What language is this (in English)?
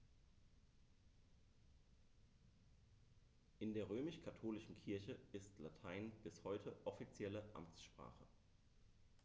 German